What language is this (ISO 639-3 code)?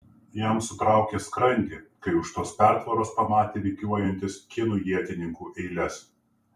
lit